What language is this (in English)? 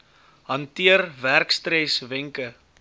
Afrikaans